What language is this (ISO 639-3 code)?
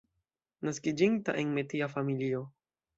epo